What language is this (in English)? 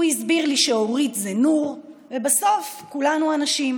Hebrew